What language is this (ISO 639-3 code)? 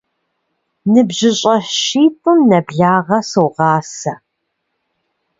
kbd